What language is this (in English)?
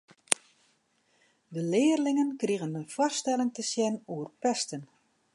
Western Frisian